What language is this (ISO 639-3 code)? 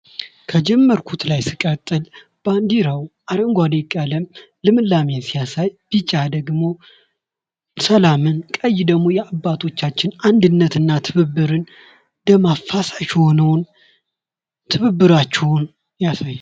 amh